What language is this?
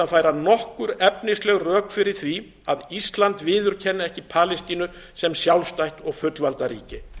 Icelandic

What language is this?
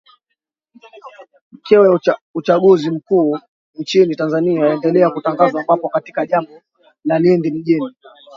Swahili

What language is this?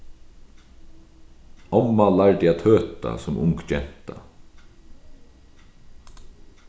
Faroese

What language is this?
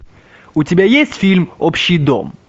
Russian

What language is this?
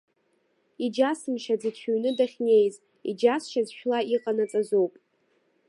Abkhazian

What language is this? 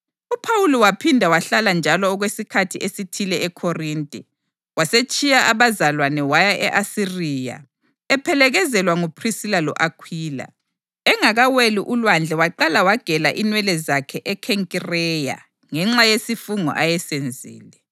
North Ndebele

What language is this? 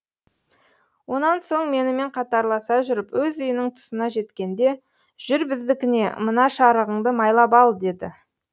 Kazakh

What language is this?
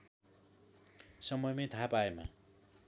Nepali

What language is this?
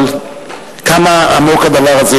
Hebrew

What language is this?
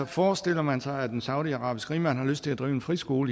Danish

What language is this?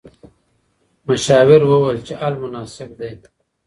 Pashto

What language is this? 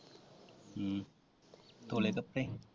Punjabi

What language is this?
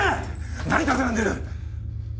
Japanese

